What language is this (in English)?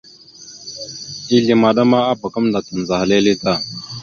Mada (Cameroon)